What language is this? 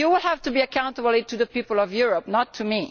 English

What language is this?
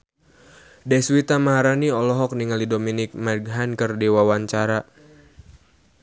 Sundanese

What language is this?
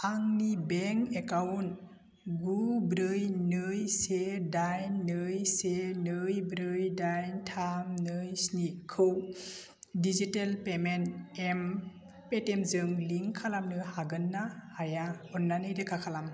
Bodo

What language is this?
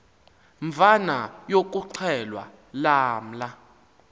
Xhosa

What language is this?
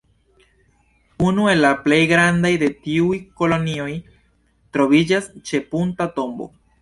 Esperanto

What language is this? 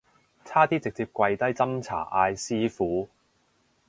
Cantonese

